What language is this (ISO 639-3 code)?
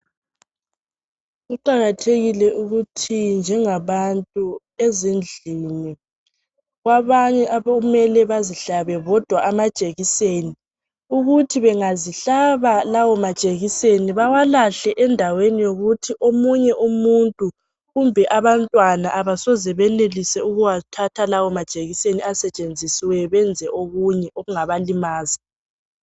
nde